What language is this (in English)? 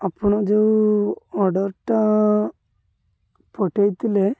Odia